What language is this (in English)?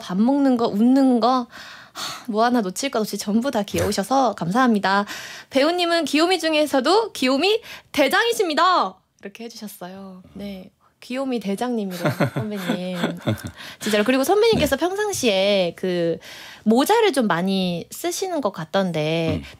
Korean